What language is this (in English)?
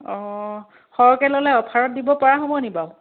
Assamese